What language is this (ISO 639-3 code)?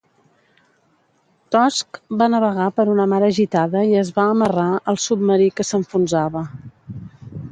cat